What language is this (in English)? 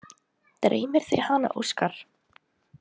Icelandic